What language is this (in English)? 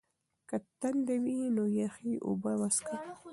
Pashto